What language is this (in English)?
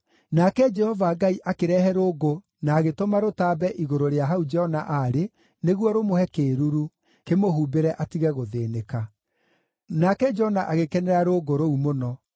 Kikuyu